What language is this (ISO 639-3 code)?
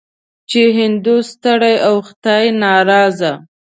pus